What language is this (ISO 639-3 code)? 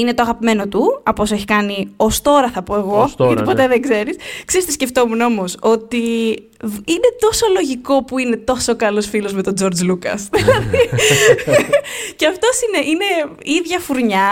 ell